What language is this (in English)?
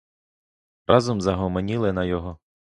Ukrainian